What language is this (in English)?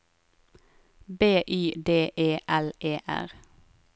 Norwegian